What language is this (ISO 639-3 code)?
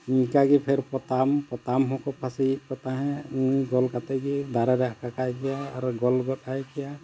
sat